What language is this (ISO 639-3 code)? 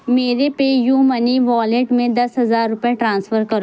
urd